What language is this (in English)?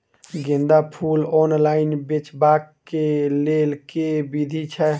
Maithili